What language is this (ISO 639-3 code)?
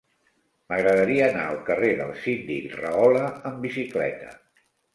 cat